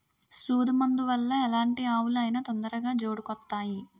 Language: Telugu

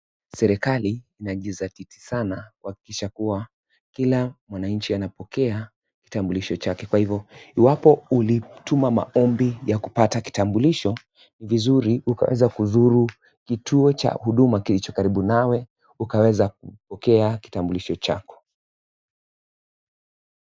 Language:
Swahili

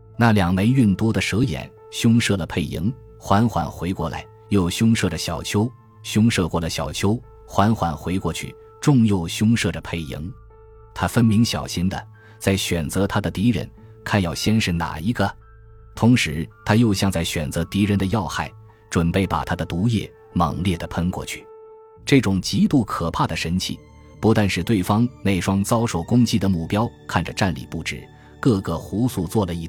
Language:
Chinese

